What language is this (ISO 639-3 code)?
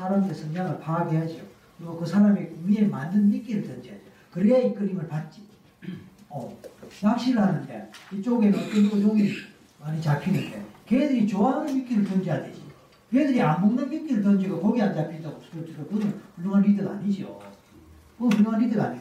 kor